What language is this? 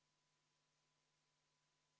Estonian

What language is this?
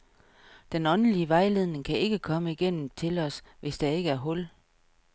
Danish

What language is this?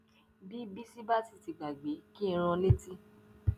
Yoruba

